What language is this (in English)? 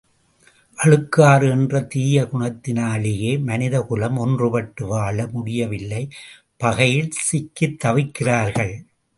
Tamil